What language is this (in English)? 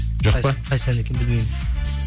Kazakh